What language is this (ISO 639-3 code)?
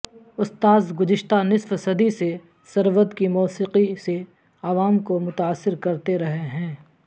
urd